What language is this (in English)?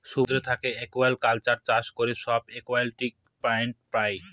Bangla